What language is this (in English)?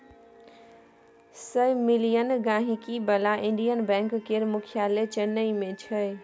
Maithili